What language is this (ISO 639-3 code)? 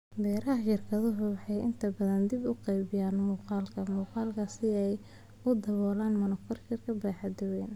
som